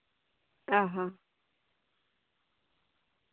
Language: Santali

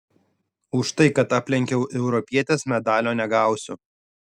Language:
Lithuanian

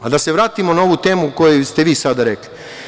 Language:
Serbian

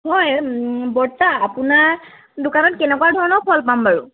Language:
Assamese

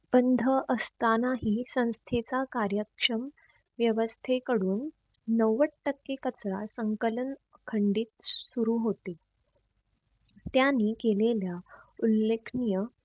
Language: Marathi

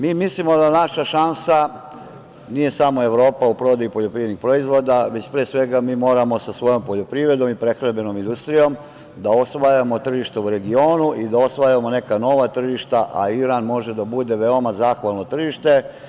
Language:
Serbian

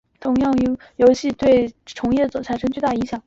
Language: Chinese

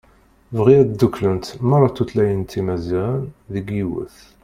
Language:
Kabyle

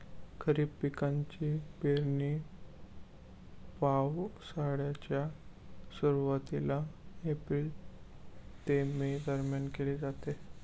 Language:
Marathi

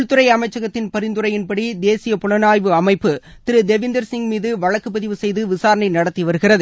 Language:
Tamil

